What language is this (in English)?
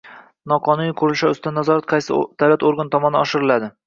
Uzbek